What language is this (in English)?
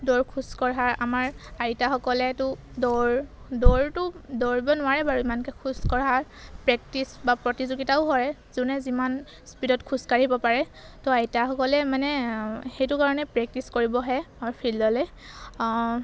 Assamese